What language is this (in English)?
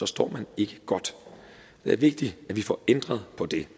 Danish